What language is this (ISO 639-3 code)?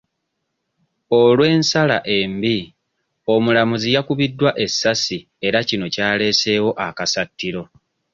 lug